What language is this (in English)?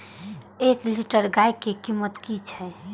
Maithili